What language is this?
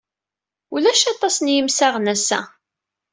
Kabyle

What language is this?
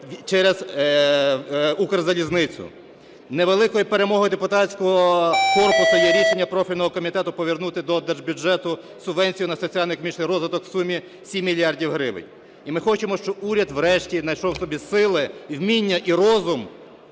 Ukrainian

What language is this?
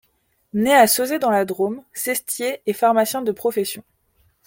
French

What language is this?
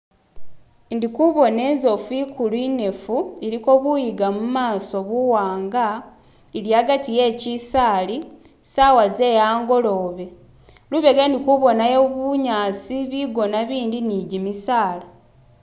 Masaaba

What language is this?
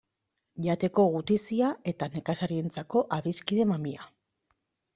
Basque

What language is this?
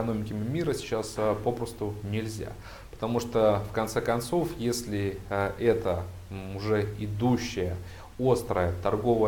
Russian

